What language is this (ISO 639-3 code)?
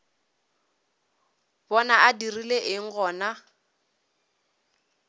nso